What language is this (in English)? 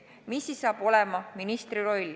Estonian